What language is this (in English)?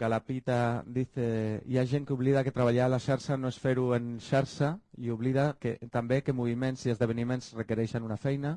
Spanish